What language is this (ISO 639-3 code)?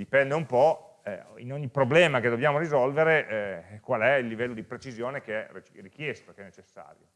ita